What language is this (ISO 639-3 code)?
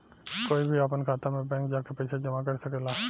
bho